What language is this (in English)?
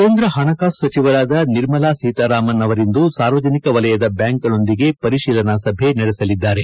Kannada